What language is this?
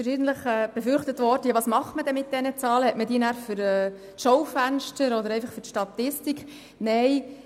Swiss German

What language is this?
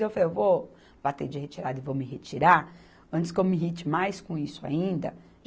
Portuguese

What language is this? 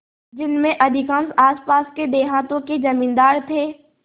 Hindi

